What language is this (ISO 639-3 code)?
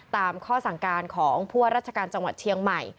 tha